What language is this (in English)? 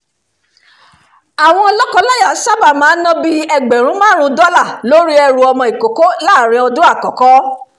Yoruba